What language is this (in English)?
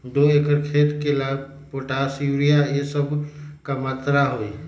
Magahi